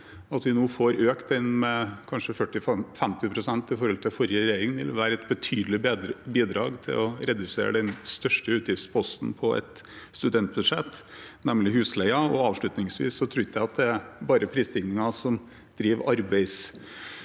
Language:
Norwegian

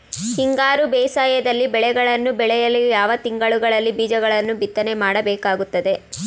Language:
Kannada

